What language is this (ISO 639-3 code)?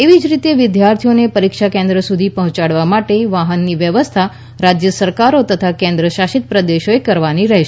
guj